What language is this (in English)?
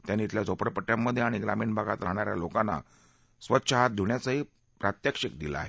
Marathi